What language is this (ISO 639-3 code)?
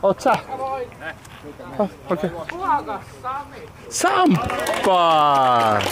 fin